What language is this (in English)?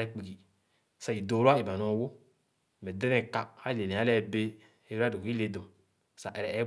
Khana